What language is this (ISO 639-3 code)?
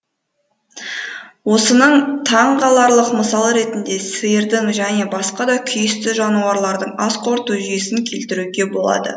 kaz